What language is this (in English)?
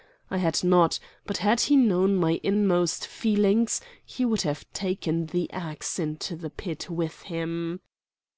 English